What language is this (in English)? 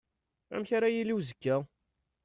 Kabyle